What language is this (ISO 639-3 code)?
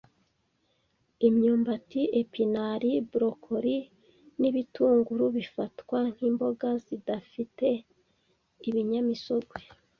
kin